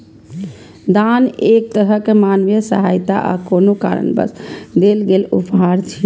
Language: Maithili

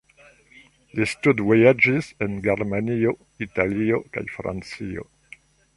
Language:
Esperanto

